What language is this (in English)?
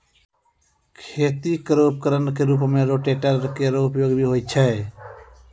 Maithili